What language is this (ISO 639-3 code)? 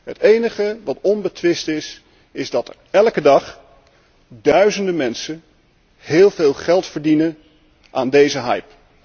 nld